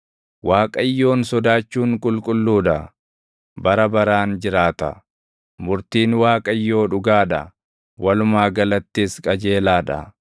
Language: Oromo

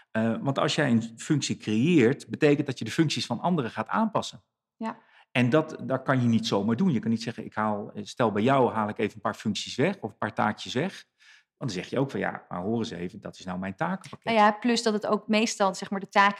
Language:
Dutch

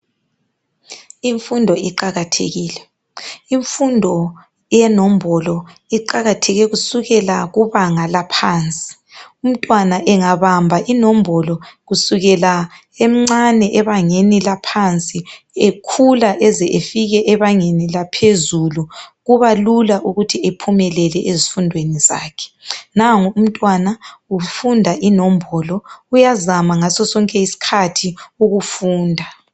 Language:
North Ndebele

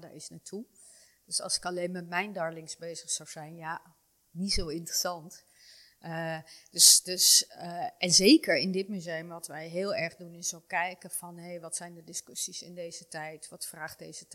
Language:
Dutch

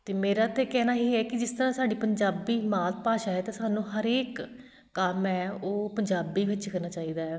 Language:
Punjabi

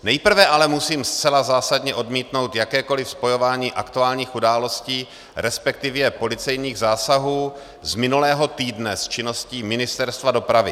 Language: Czech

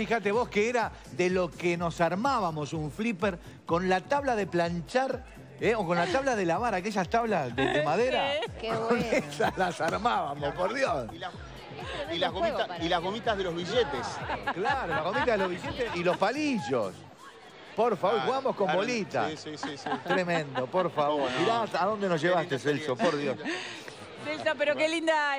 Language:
Spanish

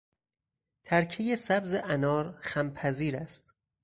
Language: Persian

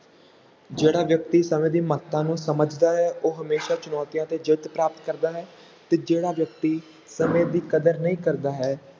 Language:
Punjabi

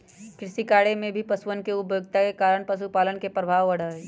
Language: Magahi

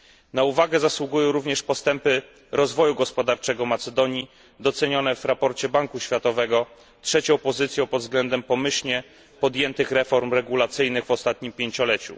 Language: Polish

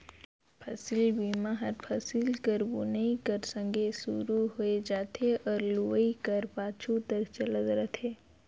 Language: Chhattisgarhi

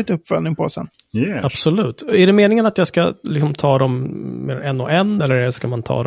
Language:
Swedish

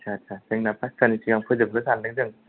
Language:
Bodo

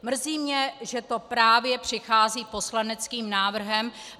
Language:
Czech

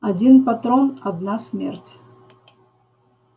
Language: Russian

